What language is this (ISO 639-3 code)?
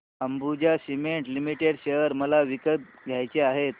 mar